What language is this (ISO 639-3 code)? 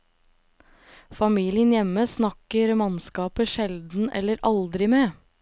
nor